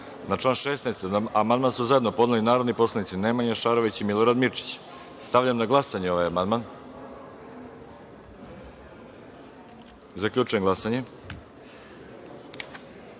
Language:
Serbian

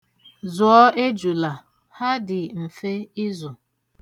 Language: Igbo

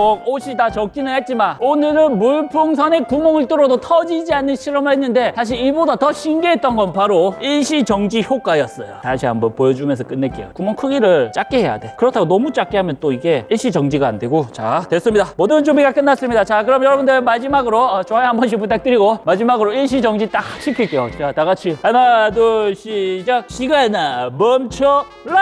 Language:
Korean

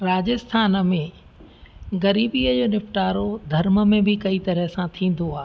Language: Sindhi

